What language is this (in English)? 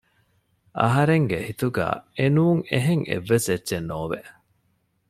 Divehi